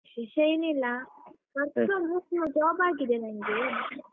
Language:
Kannada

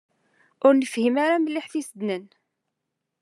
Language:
Kabyle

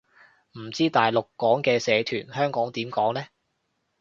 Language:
Cantonese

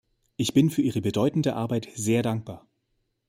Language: German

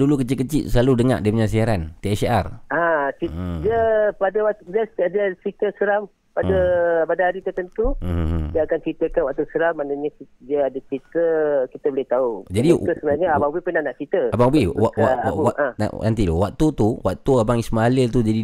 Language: Malay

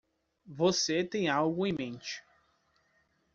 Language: Portuguese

